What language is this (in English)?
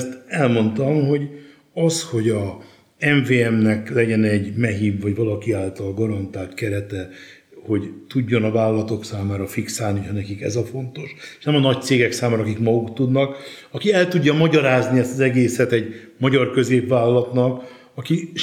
Hungarian